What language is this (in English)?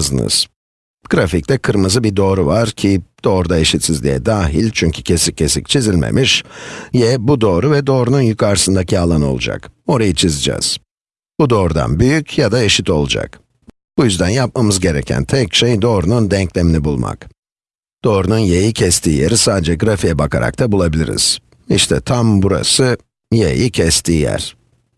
Turkish